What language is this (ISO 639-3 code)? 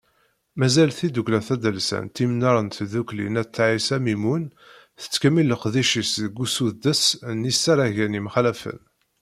kab